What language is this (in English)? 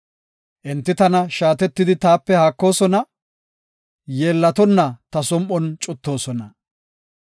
Gofa